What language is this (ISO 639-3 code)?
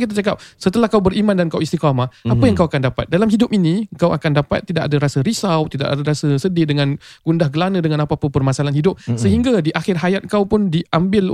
msa